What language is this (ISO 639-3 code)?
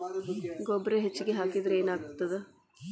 kan